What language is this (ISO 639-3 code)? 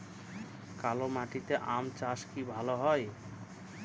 ben